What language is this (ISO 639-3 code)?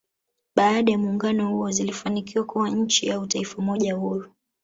swa